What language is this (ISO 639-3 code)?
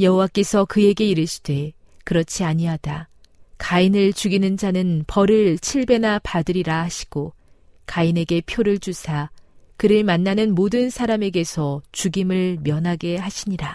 kor